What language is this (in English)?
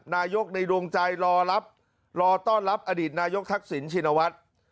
Thai